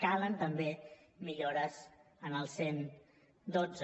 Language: Catalan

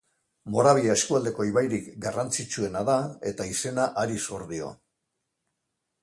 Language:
Basque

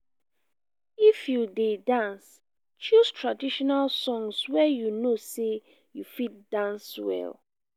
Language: Nigerian Pidgin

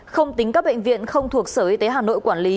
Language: Vietnamese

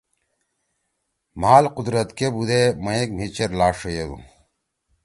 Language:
Torwali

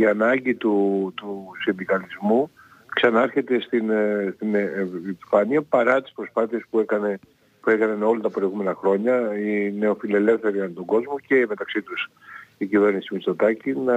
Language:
Greek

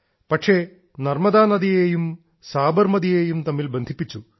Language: Malayalam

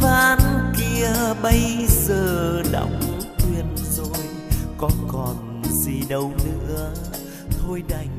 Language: Vietnamese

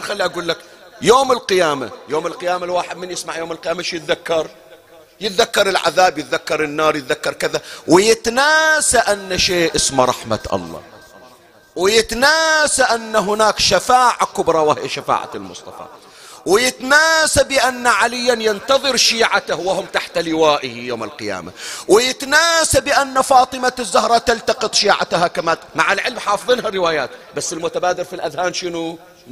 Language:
Arabic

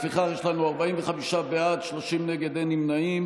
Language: Hebrew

